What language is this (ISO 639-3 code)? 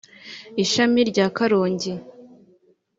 kin